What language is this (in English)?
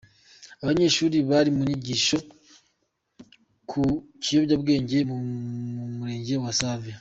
Kinyarwanda